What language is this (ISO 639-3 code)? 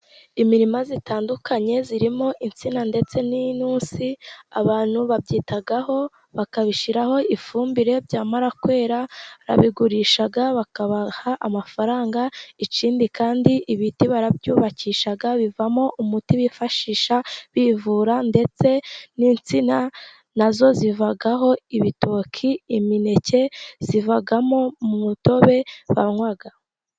kin